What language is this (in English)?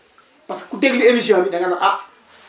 Wolof